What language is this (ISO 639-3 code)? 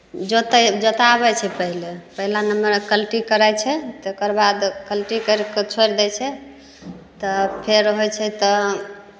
mai